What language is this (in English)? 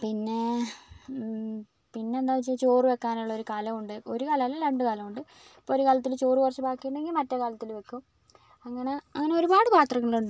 Malayalam